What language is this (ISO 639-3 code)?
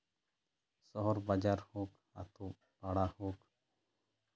sat